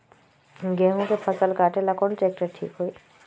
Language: Magahi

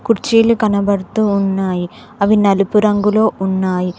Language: Telugu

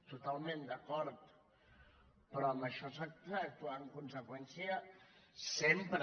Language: Catalan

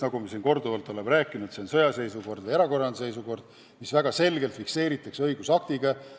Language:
Estonian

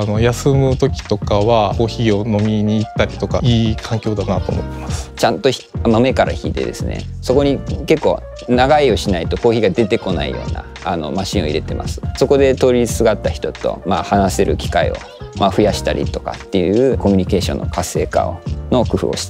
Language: Japanese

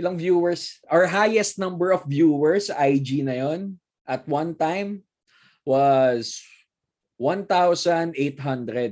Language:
Filipino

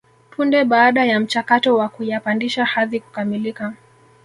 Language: Swahili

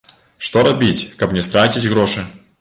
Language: Belarusian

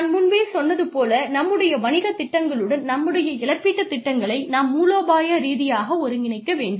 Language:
Tamil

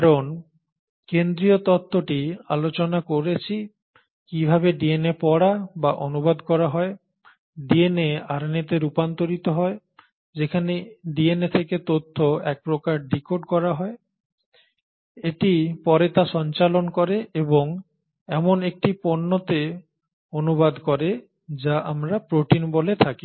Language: Bangla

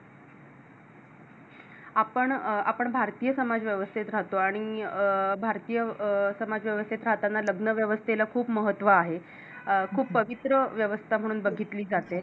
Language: Marathi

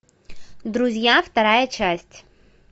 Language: Russian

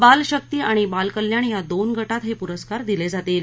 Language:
Marathi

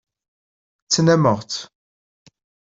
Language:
Kabyle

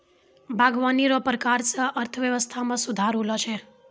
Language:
Maithili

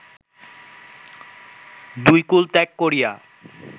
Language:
Bangla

